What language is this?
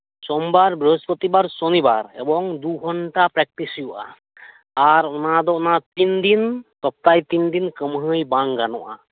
Santali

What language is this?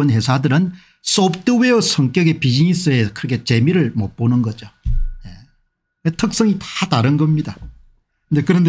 Korean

